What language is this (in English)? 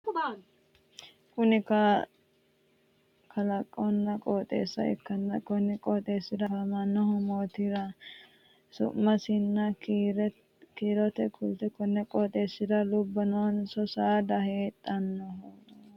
Sidamo